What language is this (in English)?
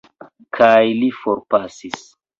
Esperanto